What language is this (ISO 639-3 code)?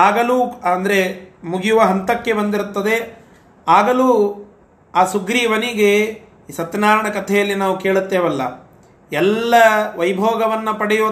kan